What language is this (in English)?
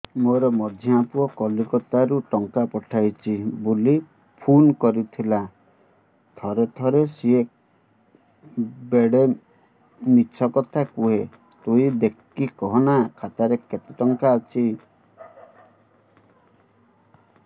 Odia